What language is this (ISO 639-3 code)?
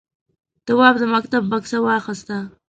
pus